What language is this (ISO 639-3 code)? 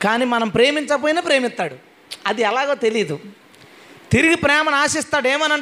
tel